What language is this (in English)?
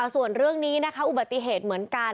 Thai